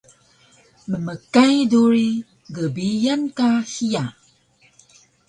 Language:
Taroko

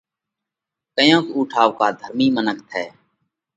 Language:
Parkari Koli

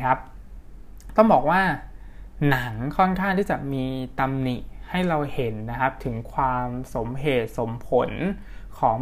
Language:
Thai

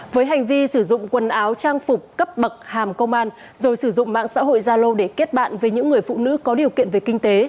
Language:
Vietnamese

